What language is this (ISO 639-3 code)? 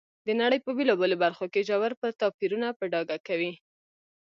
pus